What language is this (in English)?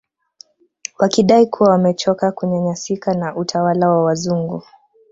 Swahili